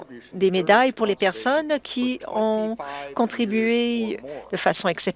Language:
French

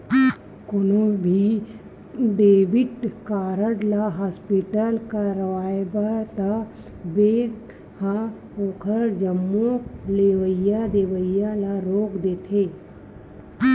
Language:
Chhattisgarhi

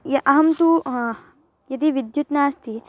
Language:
Sanskrit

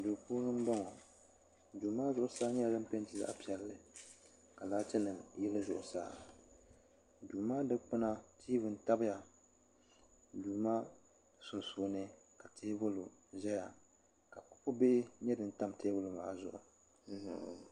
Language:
Dagbani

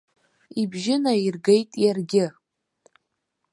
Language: Abkhazian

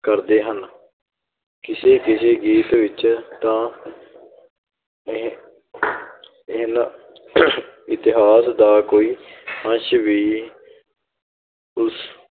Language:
Punjabi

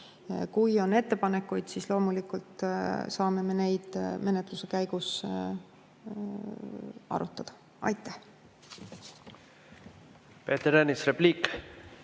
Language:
Estonian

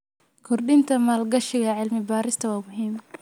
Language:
Somali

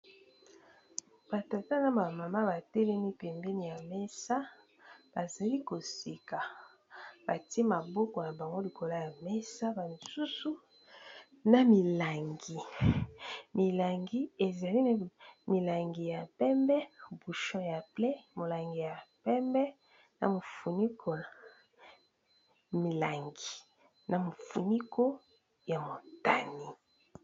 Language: Lingala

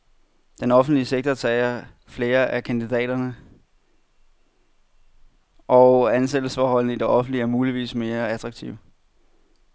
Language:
Danish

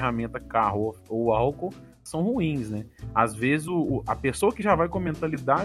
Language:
Portuguese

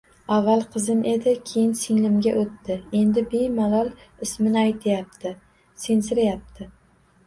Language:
Uzbek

